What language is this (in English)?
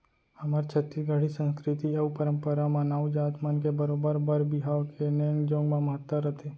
Chhattisgarhi